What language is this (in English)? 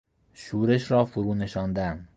Persian